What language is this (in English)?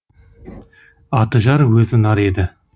Kazakh